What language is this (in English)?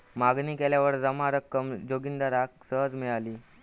Marathi